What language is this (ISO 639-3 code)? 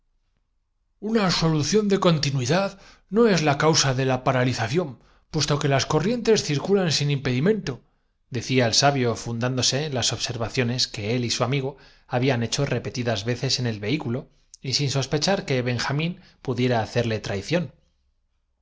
spa